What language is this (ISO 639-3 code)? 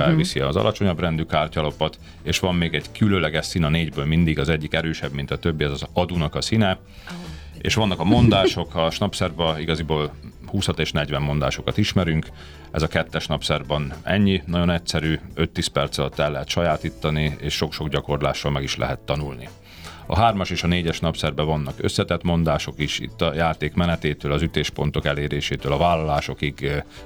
hun